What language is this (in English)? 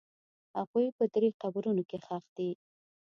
Pashto